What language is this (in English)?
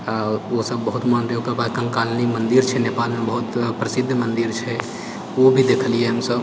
Maithili